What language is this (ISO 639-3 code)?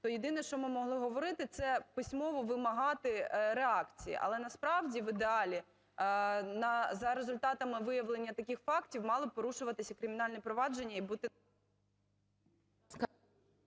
ukr